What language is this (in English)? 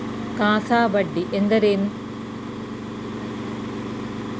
Kannada